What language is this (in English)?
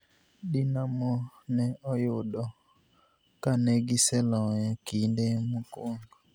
Luo (Kenya and Tanzania)